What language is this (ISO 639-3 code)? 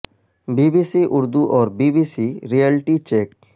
urd